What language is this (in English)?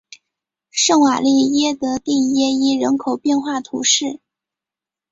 Chinese